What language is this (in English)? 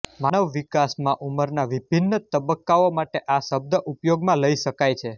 Gujarati